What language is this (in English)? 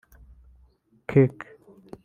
Kinyarwanda